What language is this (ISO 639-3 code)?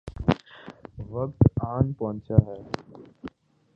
urd